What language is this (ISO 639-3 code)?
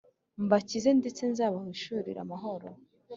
kin